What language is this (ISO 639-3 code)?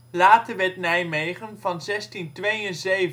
nld